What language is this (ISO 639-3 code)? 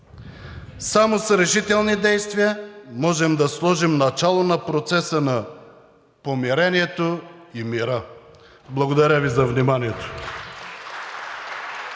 bul